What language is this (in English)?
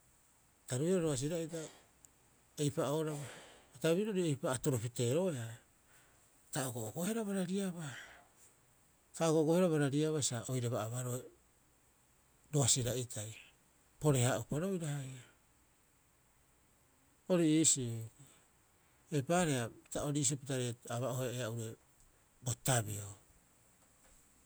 Rapoisi